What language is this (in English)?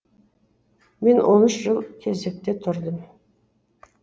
Kazakh